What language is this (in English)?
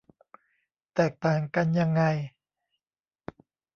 Thai